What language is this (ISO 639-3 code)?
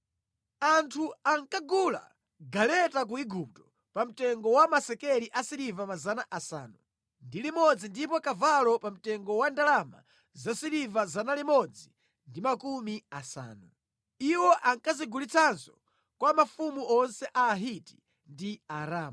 nya